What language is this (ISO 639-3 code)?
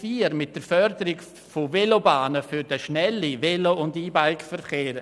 gsw